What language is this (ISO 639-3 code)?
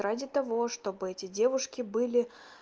rus